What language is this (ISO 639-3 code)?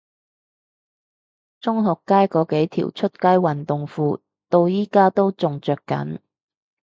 yue